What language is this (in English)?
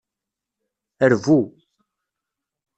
Kabyle